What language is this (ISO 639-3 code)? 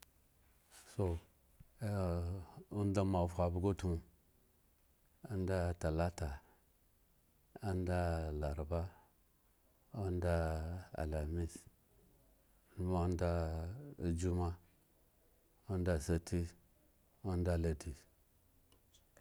ego